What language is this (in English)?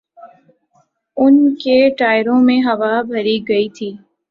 Urdu